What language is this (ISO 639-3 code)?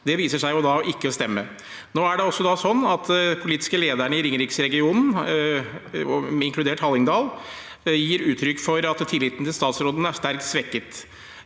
nor